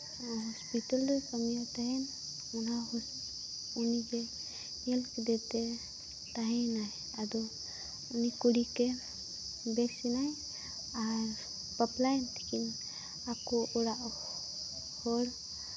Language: Santali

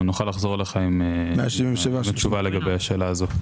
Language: Hebrew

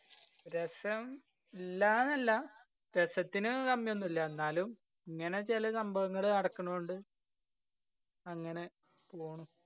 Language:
Malayalam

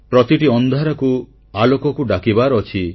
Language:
Odia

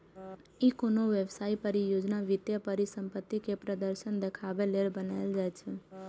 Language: Maithili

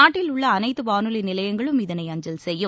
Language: Tamil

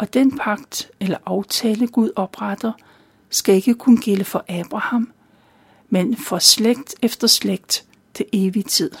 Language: Danish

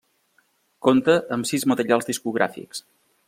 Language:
Catalan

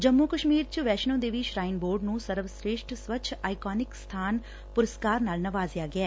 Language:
Punjabi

